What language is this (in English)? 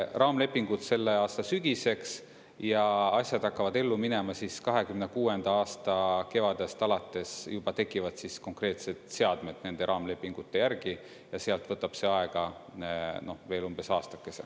Estonian